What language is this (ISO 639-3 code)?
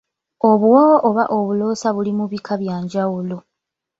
lug